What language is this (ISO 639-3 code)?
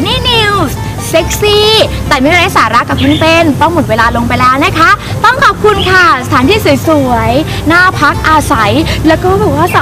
tha